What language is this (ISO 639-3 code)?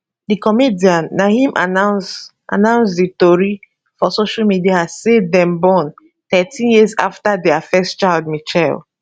pcm